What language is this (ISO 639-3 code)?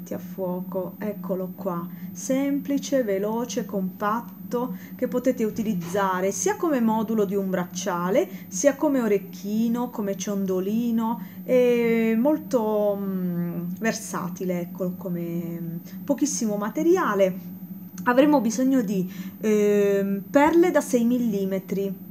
ita